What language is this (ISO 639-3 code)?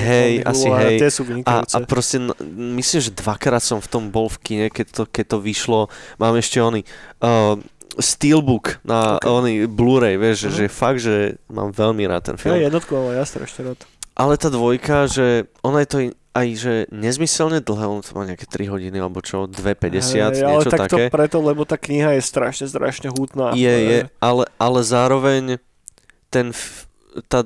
slk